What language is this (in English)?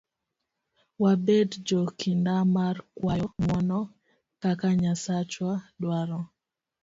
Luo (Kenya and Tanzania)